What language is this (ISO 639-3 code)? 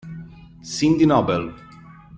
ita